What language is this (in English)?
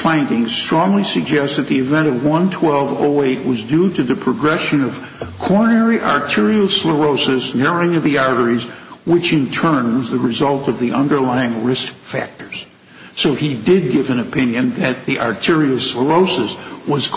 English